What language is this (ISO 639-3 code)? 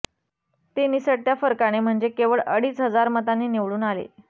mar